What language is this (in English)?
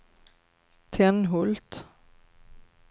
Swedish